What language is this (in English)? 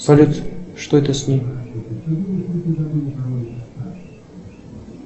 Russian